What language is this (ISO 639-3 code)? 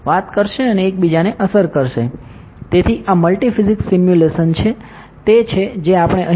guj